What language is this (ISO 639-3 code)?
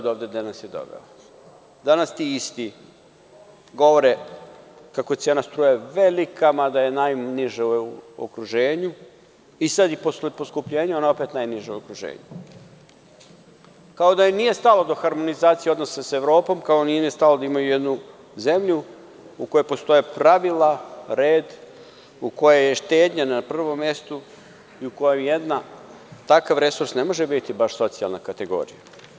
srp